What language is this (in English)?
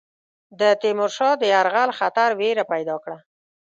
Pashto